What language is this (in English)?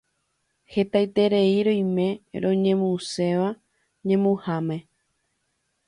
Guarani